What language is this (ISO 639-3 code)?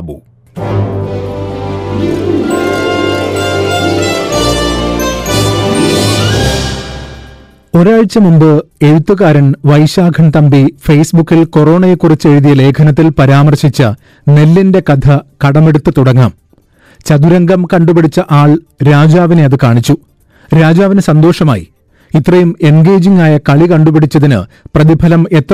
mal